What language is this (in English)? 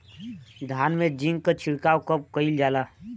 Bhojpuri